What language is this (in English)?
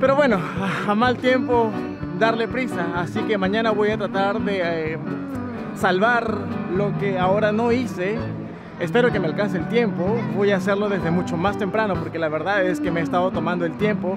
Spanish